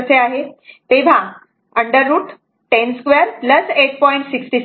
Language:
Marathi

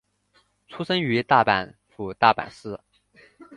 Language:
Chinese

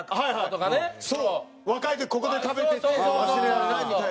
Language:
Japanese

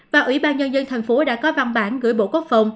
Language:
Vietnamese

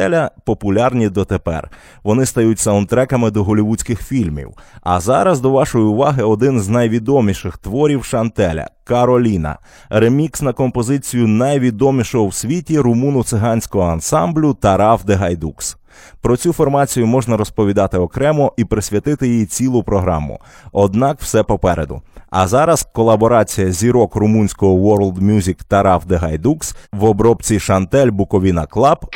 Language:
Ukrainian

